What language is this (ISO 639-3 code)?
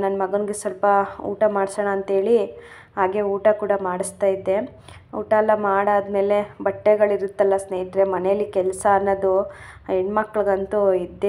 ara